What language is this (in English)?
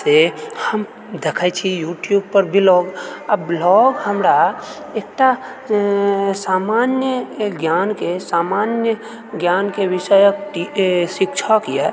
Maithili